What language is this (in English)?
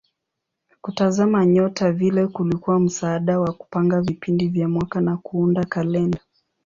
Swahili